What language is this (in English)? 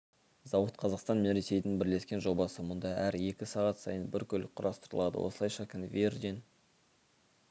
Kazakh